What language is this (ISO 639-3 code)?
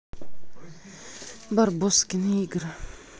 rus